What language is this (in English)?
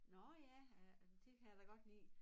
Danish